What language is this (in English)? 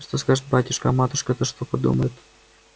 Russian